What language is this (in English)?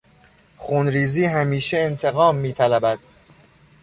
Persian